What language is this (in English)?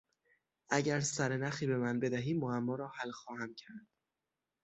Persian